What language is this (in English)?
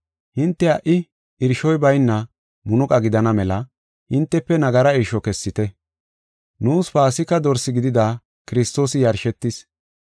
Gofa